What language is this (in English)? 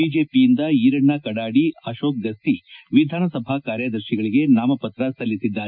Kannada